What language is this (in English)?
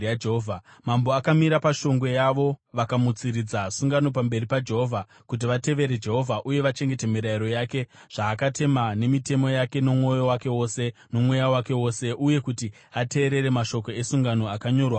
Shona